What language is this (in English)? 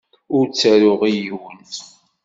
Kabyle